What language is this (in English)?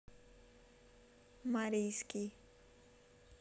Russian